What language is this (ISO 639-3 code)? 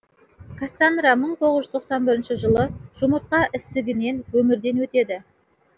kaz